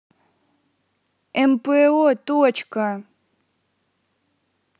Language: Russian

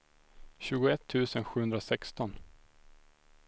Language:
Swedish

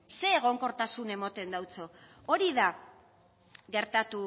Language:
Basque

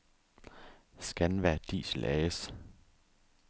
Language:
Danish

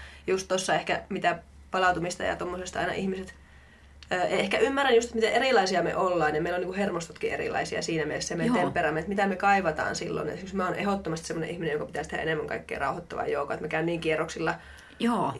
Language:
Finnish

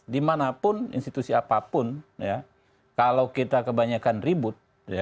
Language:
Indonesian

